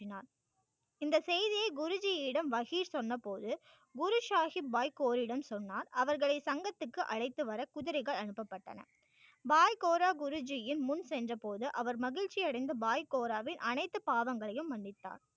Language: Tamil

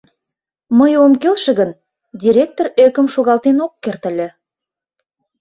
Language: Mari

